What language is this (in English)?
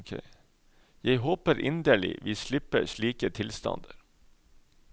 Norwegian